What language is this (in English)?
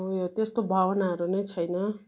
Nepali